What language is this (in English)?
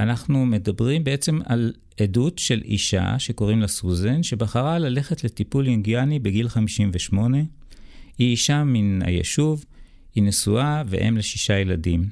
Hebrew